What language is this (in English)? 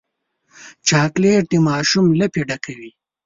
Pashto